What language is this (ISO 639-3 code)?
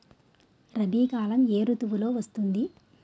tel